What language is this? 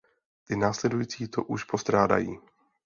Czech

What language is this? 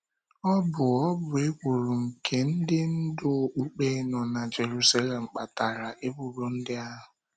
Igbo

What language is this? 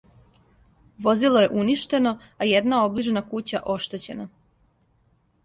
Serbian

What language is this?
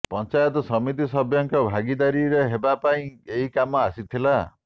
Odia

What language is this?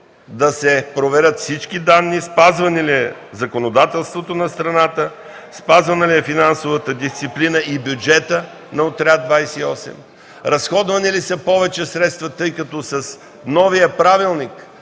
Bulgarian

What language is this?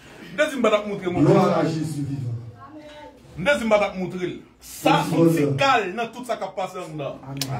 French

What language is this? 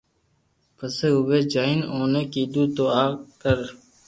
Loarki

